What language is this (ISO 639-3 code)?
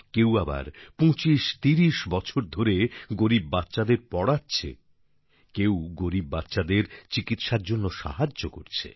ben